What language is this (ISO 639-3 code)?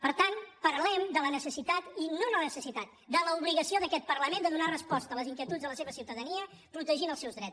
cat